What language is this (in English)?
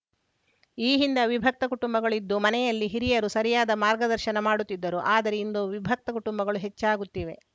Kannada